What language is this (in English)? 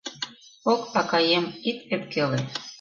Mari